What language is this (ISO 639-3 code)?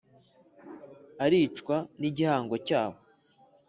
kin